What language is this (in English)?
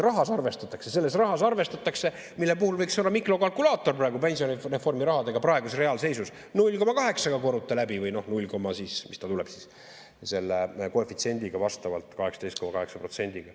Estonian